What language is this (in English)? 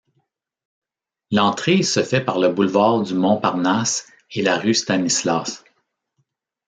French